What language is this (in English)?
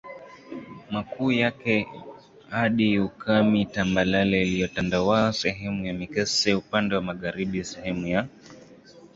Swahili